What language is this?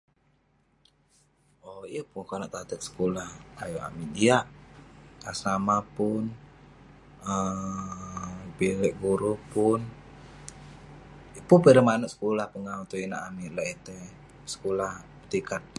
Western Penan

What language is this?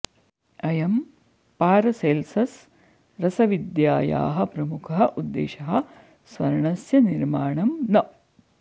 Sanskrit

